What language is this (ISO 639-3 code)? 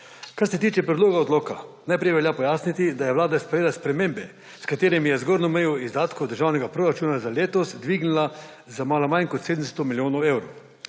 slv